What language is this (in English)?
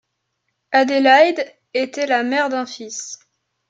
French